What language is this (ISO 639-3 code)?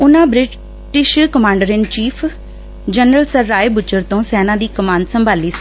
pan